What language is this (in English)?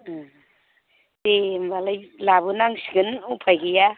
Bodo